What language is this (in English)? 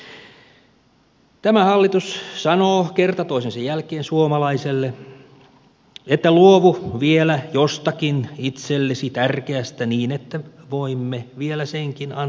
Finnish